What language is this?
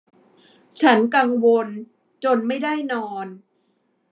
Thai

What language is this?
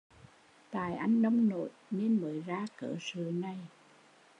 Vietnamese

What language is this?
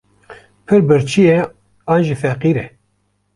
Kurdish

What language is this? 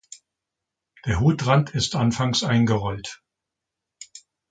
German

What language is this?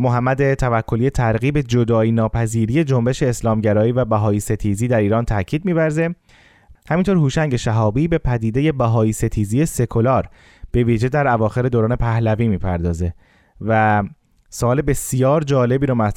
Persian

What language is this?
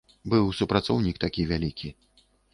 Belarusian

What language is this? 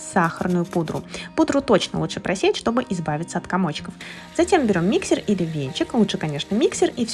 Russian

